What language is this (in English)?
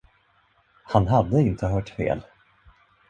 Swedish